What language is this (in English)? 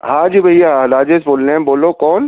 Urdu